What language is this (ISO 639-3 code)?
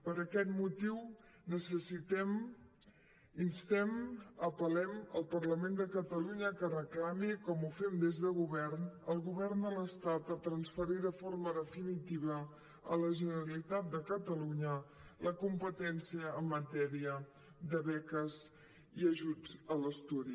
cat